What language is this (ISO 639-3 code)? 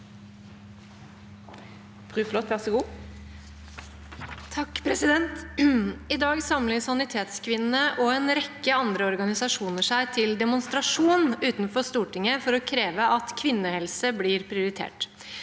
nor